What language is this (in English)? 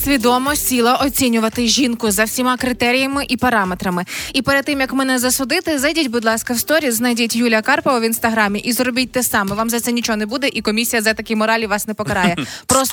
Ukrainian